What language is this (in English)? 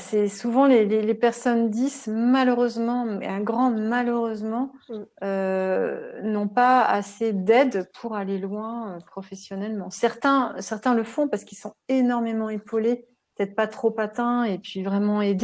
French